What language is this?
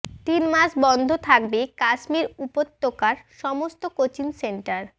Bangla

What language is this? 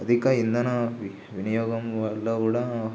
Telugu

